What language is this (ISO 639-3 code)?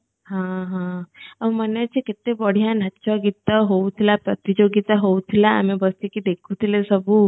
ori